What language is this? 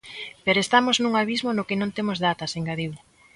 Galician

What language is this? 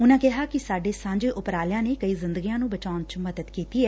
Punjabi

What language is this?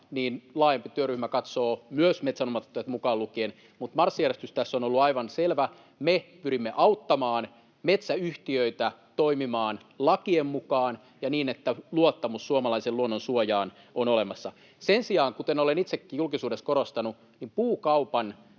Finnish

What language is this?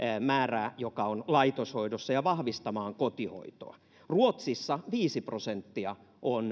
Finnish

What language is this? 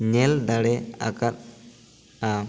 Santali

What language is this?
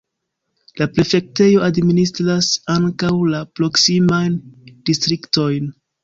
Esperanto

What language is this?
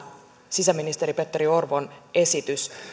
Finnish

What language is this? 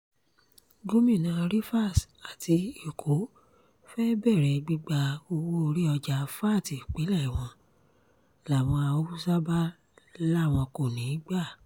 Yoruba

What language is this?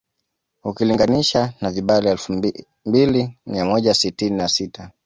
Swahili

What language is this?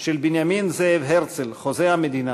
Hebrew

